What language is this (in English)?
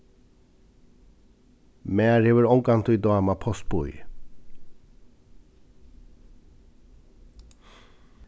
Faroese